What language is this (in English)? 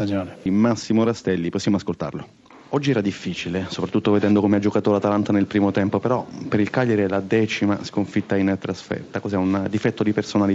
Italian